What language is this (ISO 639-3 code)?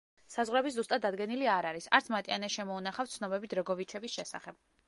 kat